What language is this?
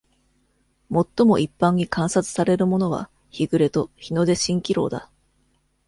Japanese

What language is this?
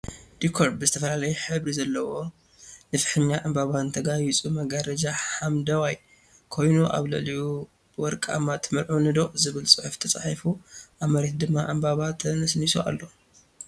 Tigrinya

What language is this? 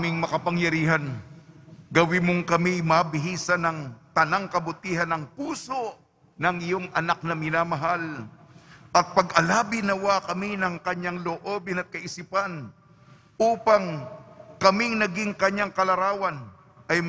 Filipino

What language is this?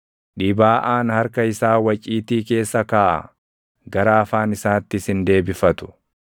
Oromo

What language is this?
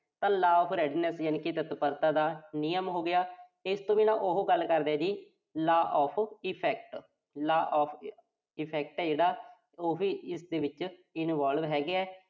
Punjabi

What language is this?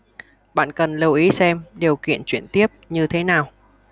Vietnamese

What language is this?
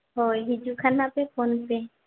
Santali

